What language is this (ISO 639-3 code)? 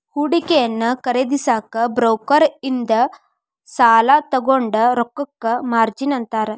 kan